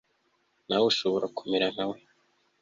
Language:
Kinyarwanda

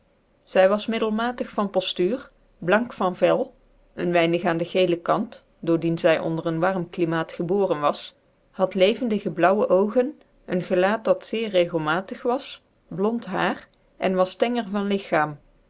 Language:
Dutch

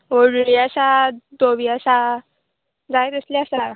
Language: Konkani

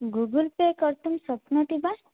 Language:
Sanskrit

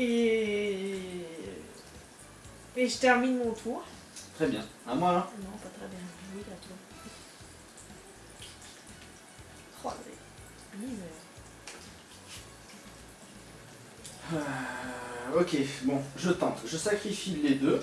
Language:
French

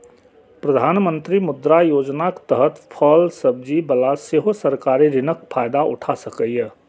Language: Maithili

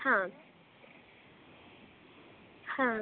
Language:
Sanskrit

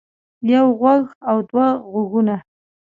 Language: Pashto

